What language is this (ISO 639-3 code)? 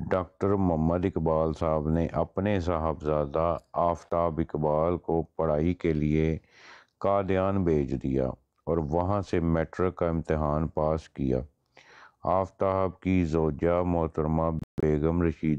pan